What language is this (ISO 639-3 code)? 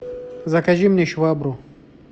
rus